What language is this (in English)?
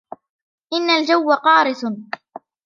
Arabic